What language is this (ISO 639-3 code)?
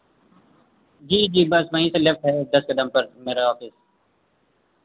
hin